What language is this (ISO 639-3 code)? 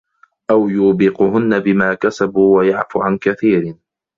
ara